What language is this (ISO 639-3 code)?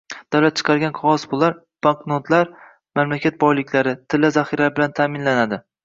uzb